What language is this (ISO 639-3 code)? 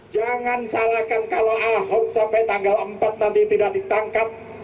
ind